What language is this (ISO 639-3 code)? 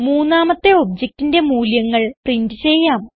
mal